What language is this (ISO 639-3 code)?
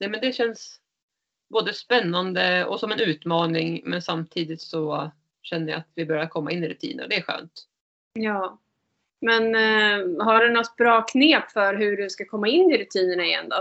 swe